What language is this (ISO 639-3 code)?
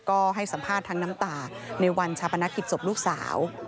tha